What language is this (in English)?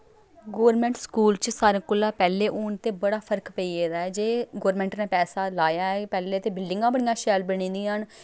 Dogri